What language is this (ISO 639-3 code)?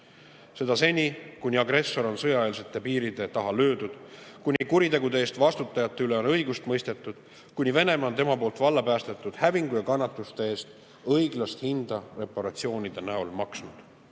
est